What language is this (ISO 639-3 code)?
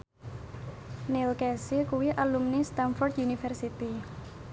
jav